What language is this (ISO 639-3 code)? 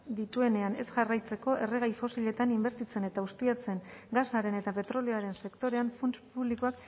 eus